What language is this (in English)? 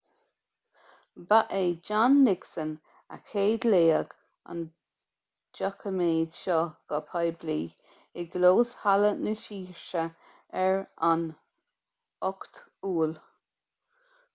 Irish